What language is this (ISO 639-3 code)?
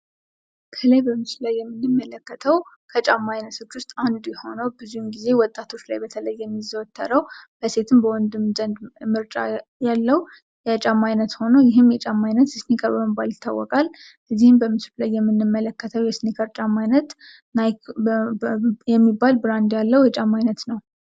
amh